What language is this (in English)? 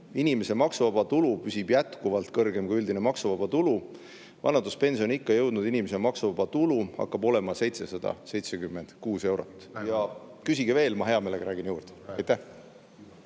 Estonian